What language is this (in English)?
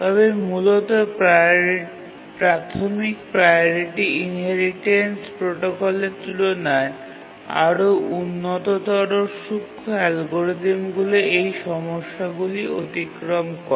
Bangla